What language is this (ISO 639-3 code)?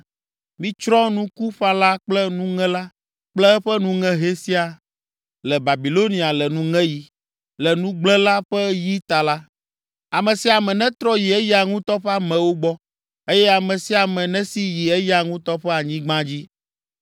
ewe